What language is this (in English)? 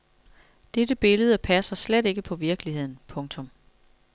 Danish